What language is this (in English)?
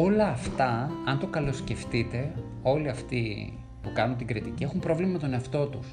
Greek